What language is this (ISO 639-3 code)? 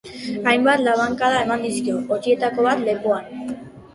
eus